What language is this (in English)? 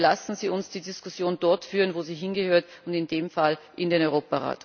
German